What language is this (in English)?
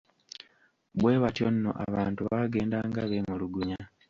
Ganda